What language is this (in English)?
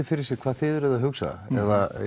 Icelandic